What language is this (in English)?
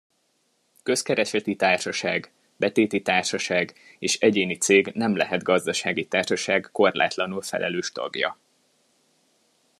Hungarian